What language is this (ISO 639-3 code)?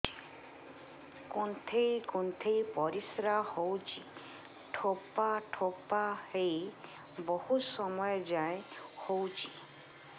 ori